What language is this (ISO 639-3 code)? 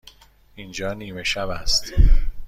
fas